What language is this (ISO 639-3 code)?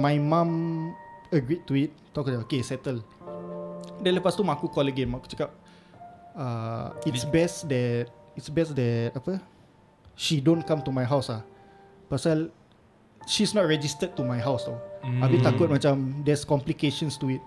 msa